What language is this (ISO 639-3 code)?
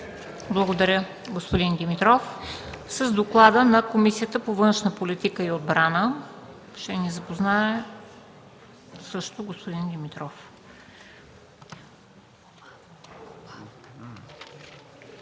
bul